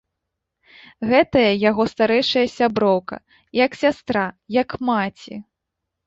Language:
Belarusian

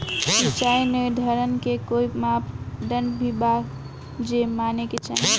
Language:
Bhojpuri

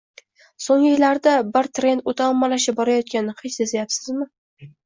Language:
Uzbek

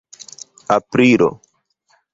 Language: Esperanto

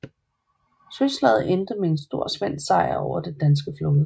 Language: Danish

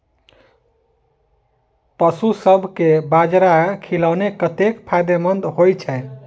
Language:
Maithili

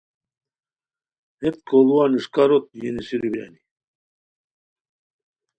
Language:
Khowar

